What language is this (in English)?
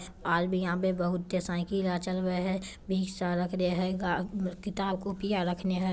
Magahi